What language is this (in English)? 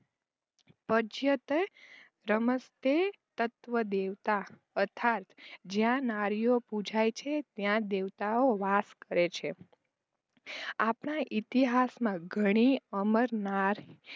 Gujarati